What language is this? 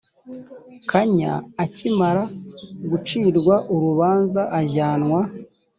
Kinyarwanda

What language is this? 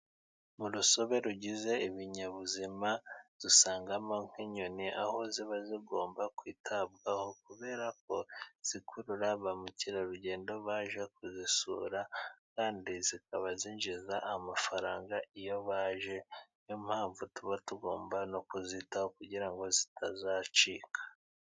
Kinyarwanda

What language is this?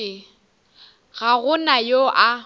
Northern Sotho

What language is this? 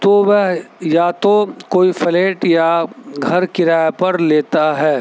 Urdu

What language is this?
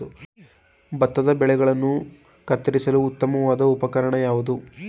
Kannada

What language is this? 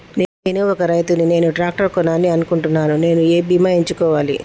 Telugu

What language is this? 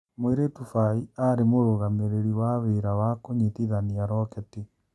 Kikuyu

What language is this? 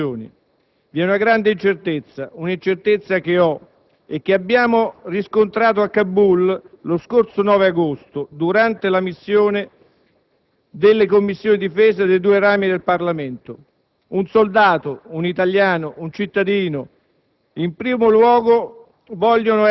Italian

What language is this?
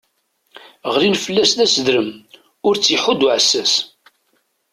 Kabyle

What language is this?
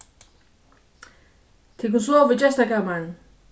Faroese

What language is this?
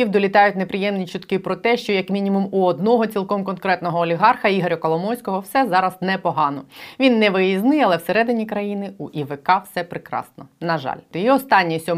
Ukrainian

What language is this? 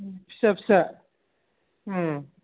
Bodo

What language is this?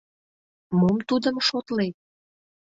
Mari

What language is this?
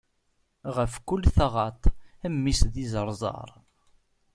Kabyle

